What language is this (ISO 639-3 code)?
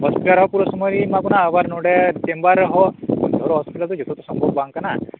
sat